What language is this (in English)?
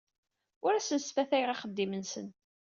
Kabyle